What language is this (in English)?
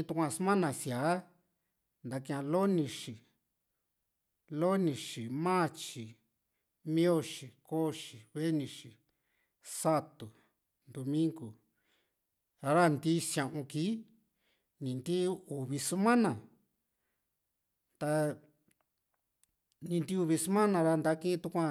Juxtlahuaca Mixtec